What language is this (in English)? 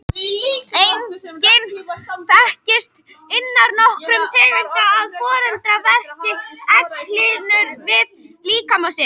Icelandic